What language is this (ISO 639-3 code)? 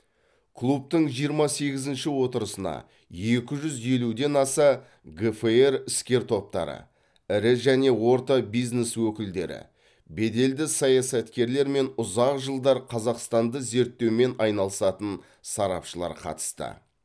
kaz